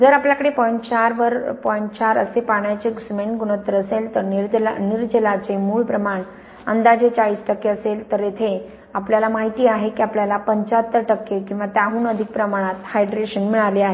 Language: Marathi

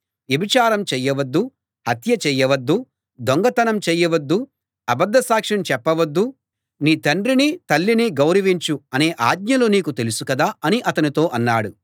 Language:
Telugu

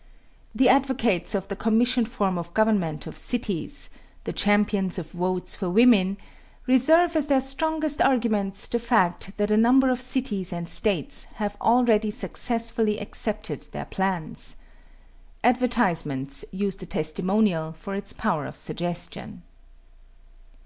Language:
English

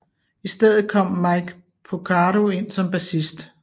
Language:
Danish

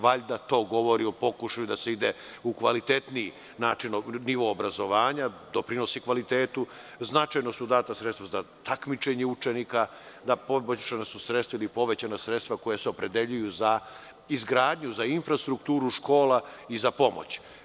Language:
Serbian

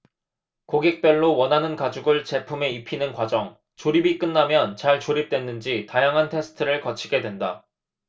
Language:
Korean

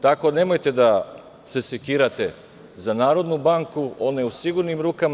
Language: Serbian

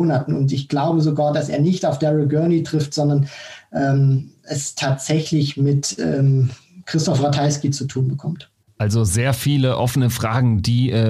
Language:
German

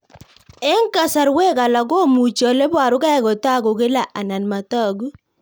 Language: Kalenjin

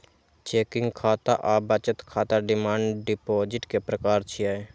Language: Maithili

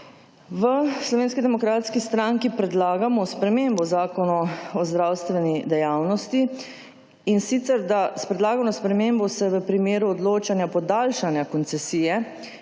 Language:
Slovenian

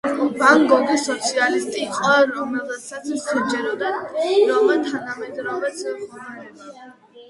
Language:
Georgian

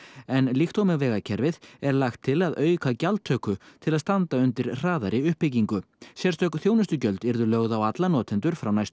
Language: Icelandic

